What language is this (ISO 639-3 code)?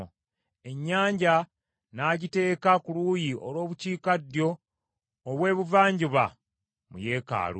lug